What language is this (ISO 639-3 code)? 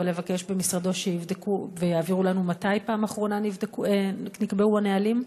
heb